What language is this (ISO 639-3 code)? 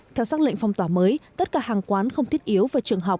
vie